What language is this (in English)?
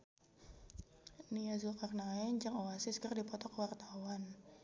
Sundanese